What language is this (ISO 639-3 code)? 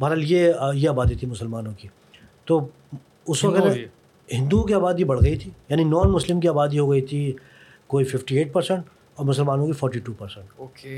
urd